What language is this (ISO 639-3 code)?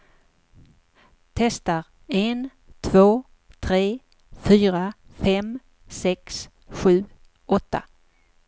swe